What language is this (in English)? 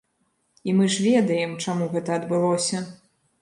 Belarusian